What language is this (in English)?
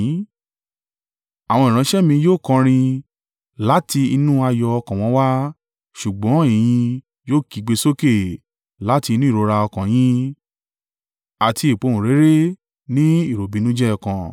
Yoruba